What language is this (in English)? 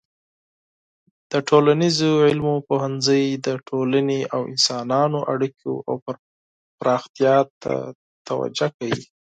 Pashto